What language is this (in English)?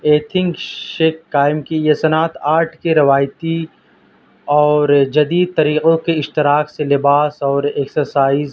Urdu